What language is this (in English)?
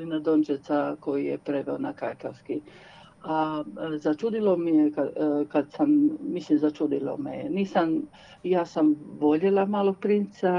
Croatian